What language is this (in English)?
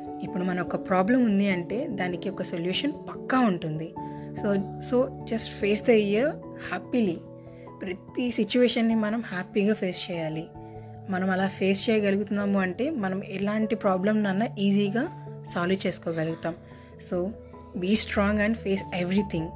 Telugu